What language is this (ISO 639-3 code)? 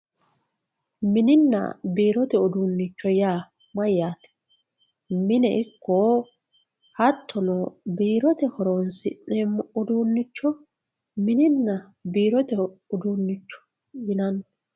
sid